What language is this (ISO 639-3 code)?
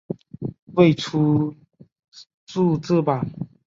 zho